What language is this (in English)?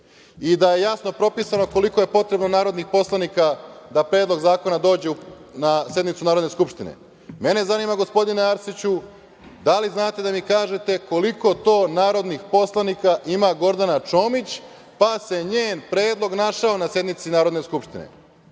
Serbian